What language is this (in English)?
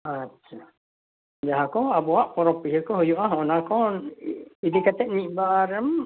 Santali